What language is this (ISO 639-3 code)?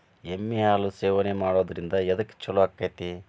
kan